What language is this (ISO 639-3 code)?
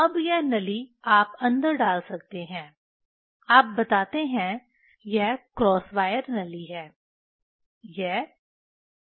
hin